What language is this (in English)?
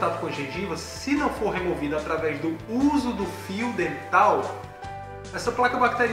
Portuguese